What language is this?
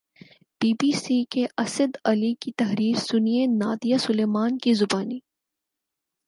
Urdu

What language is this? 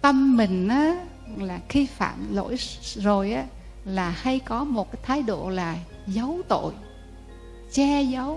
Vietnamese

